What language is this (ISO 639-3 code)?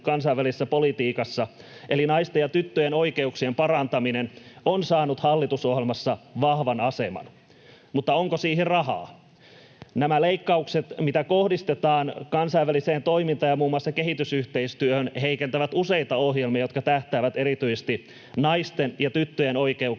fin